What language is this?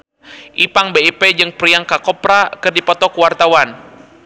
Sundanese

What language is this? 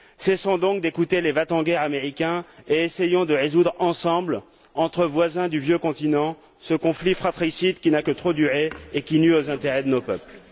French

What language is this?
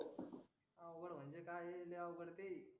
Marathi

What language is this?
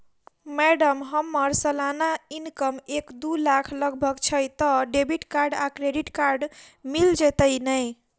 Maithili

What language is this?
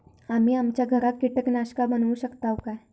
Marathi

